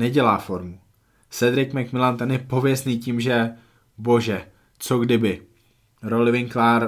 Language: Czech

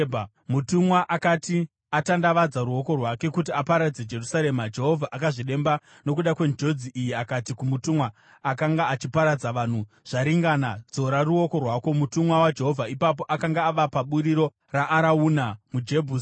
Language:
Shona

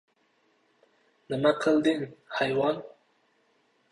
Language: Uzbek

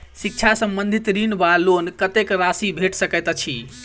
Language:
Maithili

